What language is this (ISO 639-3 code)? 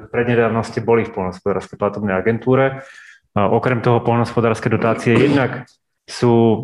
slk